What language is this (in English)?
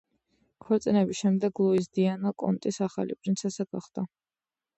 Georgian